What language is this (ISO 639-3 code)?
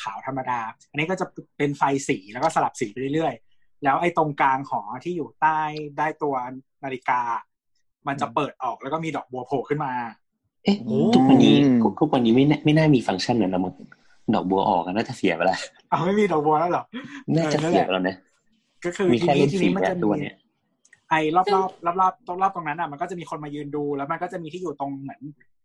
tha